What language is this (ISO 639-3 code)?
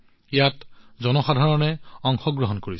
asm